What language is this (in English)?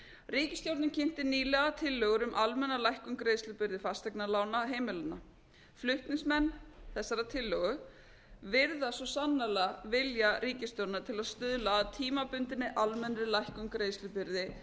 Icelandic